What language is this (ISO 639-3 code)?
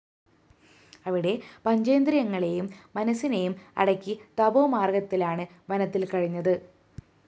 mal